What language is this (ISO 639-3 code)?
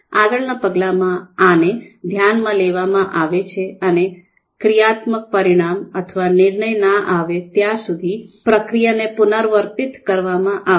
guj